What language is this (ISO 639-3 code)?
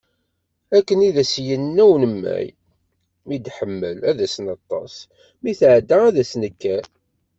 kab